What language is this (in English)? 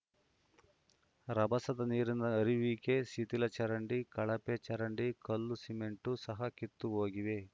Kannada